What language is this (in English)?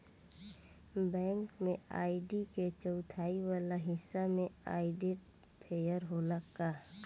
Bhojpuri